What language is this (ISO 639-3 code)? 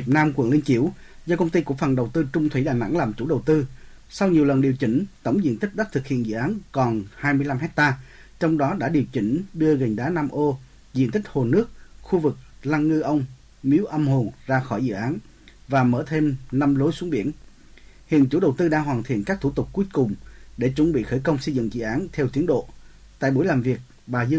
vie